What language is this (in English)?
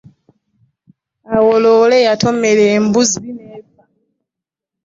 Ganda